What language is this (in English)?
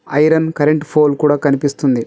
Telugu